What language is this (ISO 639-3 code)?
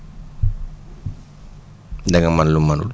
wol